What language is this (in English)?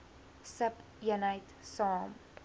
Afrikaans